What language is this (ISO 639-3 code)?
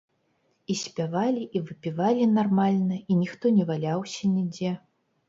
bel